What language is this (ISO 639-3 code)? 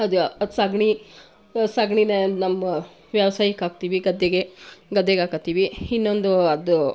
kan